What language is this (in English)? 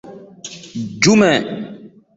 Dyula